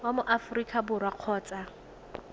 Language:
Tswana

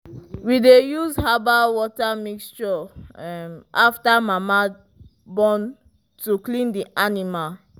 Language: Nigerian Pidgin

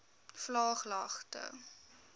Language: Afrikaans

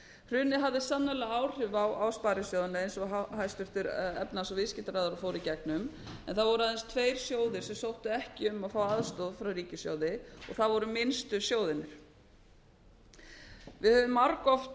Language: Icelandic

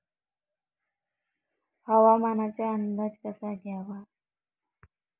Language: Marathi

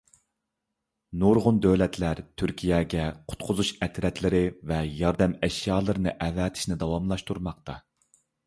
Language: Uyghur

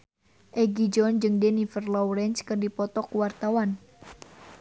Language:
Sundanese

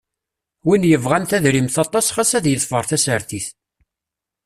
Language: Kabyle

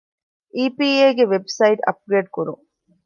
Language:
Divehi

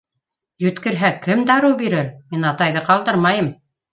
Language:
Bashkir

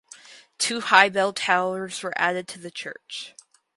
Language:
English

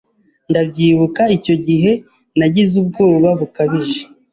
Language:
Kinyarwanda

